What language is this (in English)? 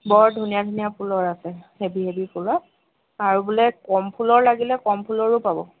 Assamese